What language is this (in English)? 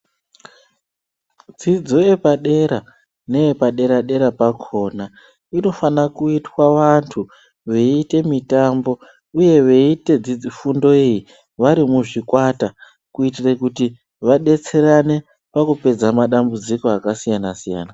Ndau